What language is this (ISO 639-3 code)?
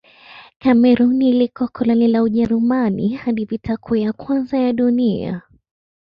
swa